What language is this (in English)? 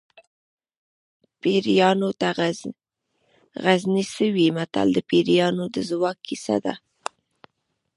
Pashto